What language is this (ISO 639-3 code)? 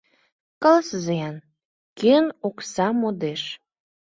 chm